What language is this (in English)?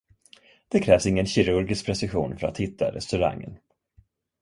Swedish